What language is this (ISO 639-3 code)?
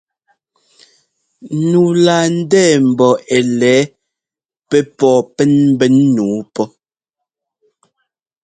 jgo